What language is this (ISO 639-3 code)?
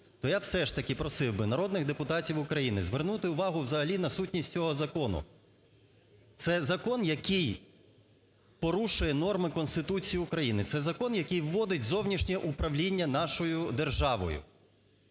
ukr